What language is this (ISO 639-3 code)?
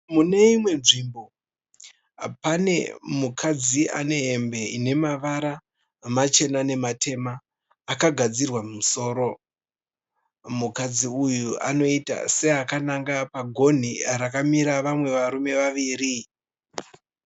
sna